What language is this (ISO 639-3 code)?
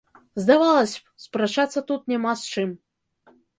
bel